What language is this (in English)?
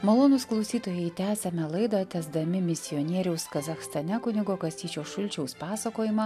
Lithuanian